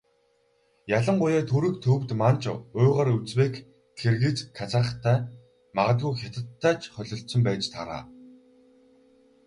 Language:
Mongolian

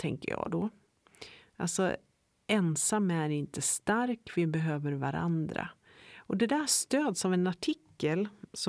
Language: Swedish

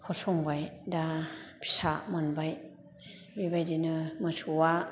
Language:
Bodo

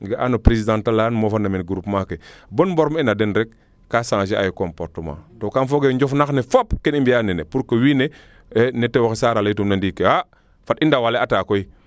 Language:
Serer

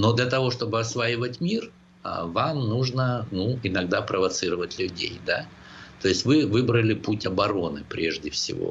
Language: Russian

